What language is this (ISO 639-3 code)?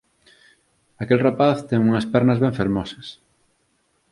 glg